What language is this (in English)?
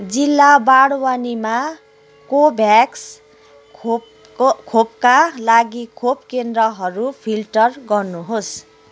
Nepali